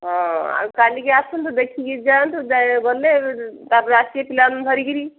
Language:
Odia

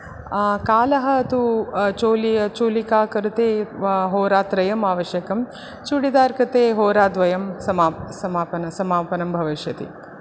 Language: Sanskrit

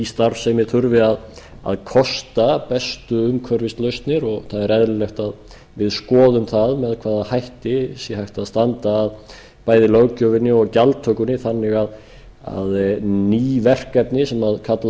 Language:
Icelandic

